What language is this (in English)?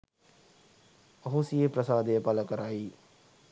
Sinhala